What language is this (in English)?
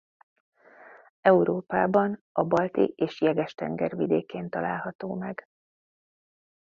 Hungarian